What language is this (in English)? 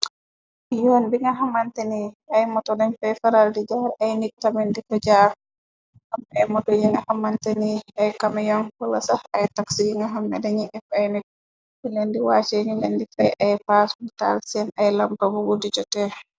Wolof